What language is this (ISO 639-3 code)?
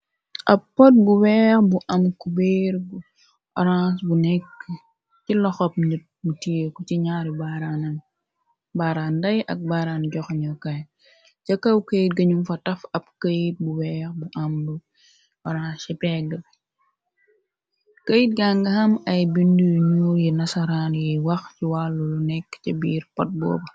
wol